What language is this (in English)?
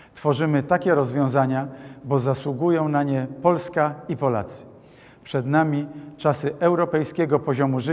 Polish